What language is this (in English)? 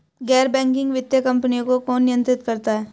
Hindi